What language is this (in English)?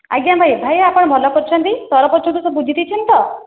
Odia